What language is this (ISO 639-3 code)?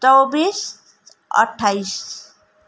nep